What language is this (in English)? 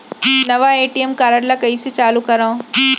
Chhattisgarhi